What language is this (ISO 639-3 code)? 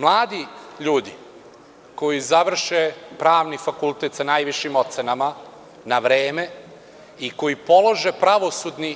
srp